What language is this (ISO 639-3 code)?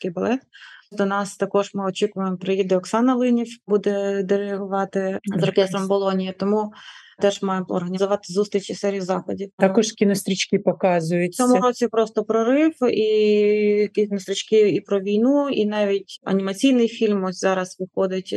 ukr